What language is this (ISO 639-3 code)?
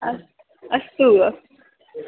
san